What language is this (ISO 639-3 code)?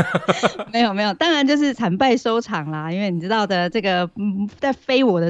zho